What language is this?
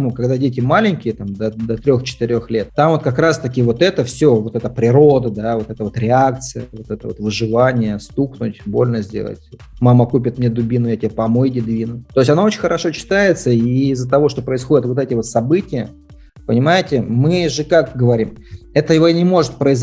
Russian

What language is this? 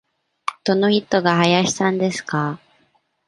Japanese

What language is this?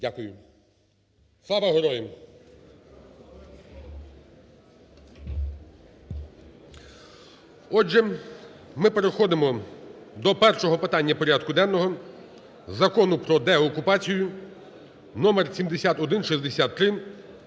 Ukrainian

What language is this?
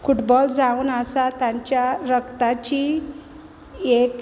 Konkani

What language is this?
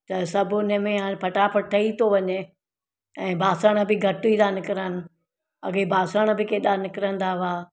Sindhi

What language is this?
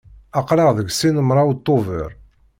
Kabyle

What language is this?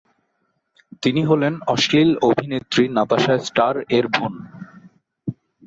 Bangla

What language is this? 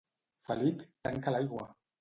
Catalan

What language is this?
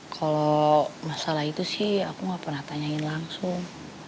Indonesian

